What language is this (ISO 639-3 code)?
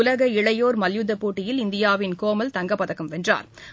tam